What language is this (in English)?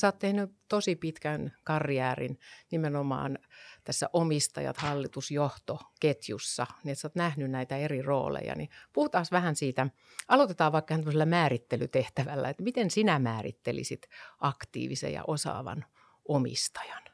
Finnish